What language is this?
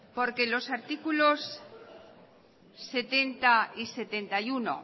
Spanish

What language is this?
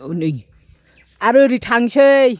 Bodo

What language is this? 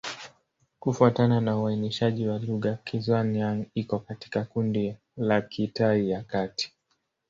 Swahili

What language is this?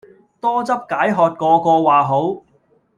Cantonese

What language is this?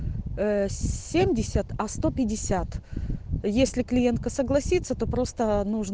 Russian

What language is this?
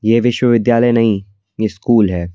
Hindi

